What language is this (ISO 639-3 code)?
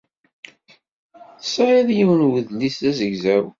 kab